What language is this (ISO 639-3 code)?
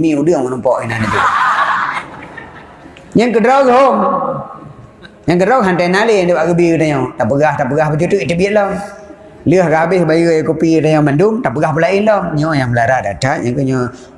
msa